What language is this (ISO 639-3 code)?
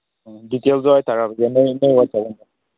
mni